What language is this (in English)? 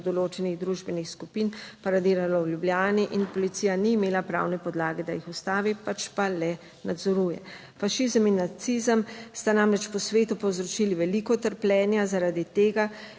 Slovenian